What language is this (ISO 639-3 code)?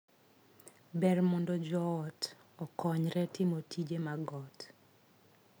luo